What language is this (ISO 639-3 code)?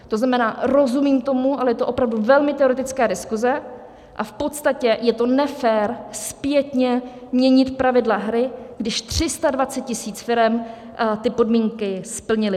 ces